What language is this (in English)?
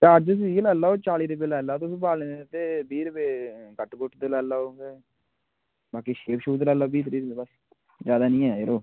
Dogri